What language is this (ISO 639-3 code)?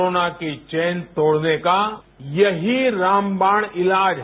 hin